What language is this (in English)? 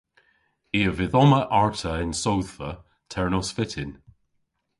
Cornish